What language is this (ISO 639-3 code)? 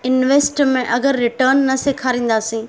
snd